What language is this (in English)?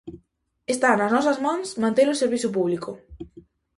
Galician